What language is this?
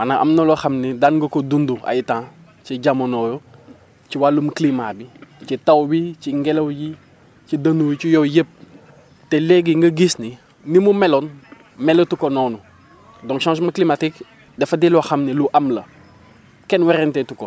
Wolof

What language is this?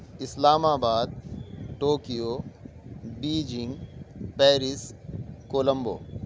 Urdu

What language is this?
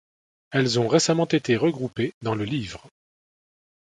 French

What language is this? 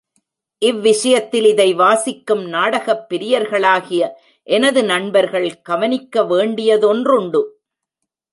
Tamil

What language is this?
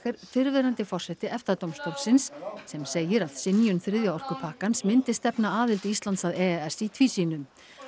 Icelandic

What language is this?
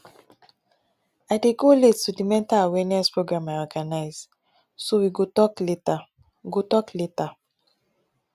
Nigerian Pidgin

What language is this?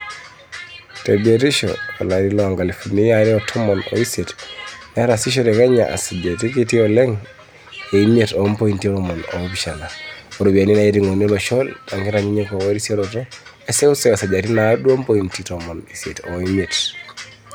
Masai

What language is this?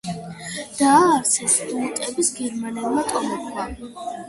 Georgian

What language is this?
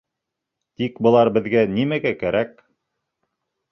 Bashkir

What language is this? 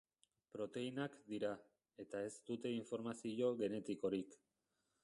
Basque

